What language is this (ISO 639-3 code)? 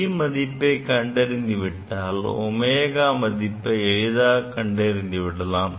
tam